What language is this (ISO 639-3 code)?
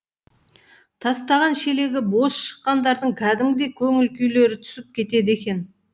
kaz